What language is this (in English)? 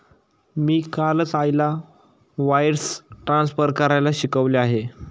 Marathi